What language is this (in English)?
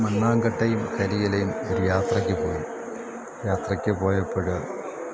Malayalam